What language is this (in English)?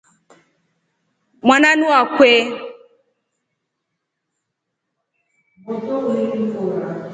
Rombo